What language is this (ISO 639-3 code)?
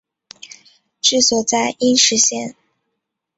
zho